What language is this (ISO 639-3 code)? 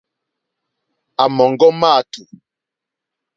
bri